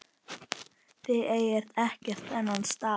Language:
Icelandic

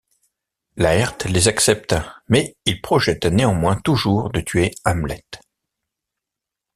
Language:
French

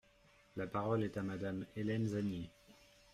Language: French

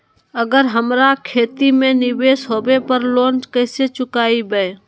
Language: Magahi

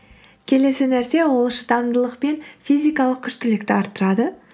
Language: Kazakh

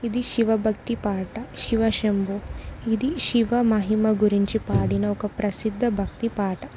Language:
Telugu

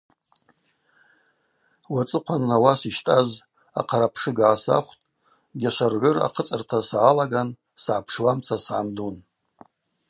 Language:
Abaza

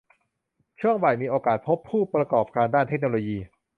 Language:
Thai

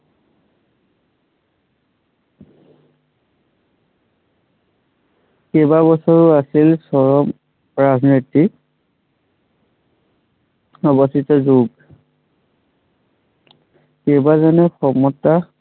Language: Assamese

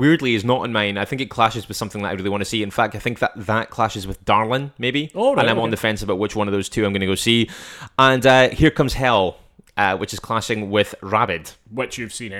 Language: English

